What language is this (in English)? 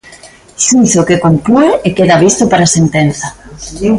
Galician